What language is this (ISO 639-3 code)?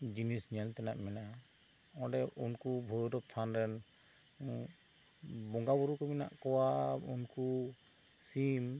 sat